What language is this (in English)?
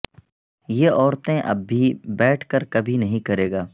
Urdu